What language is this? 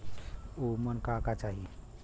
Bhojpuri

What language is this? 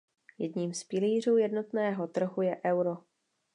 Czech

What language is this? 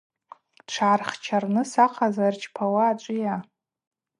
Abaza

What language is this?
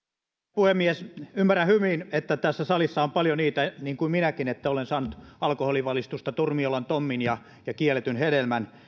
Finnish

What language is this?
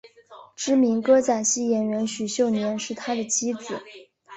Chinese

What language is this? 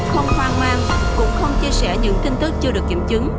Vietnamese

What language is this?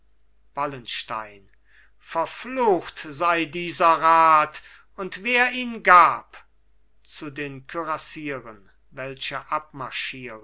German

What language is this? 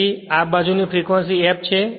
Gujarati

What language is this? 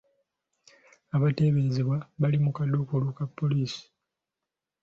Ganda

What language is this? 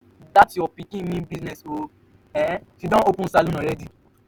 Nigerian Pidgin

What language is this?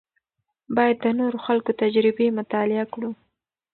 Pashto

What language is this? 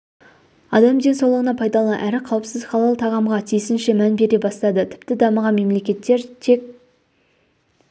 Kazakh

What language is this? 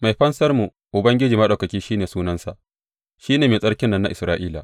Hausa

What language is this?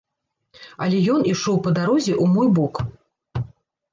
Belarusian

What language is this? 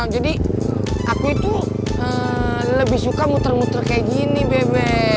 Indonesian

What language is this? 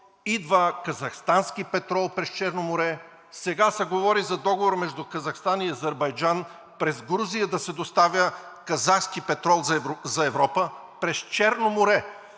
Bulgarian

